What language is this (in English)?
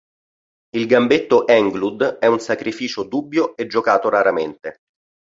Italian